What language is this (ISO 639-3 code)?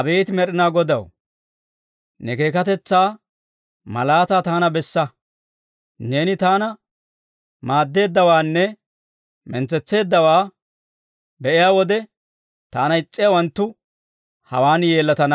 dwr